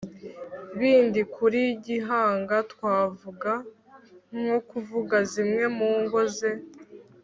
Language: Kinyarwanda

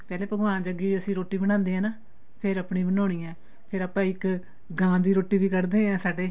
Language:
Punjabi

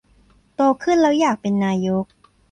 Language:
Thai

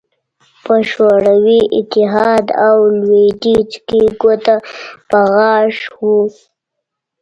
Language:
Pashto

